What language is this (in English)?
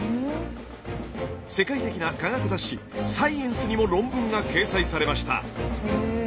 Japanese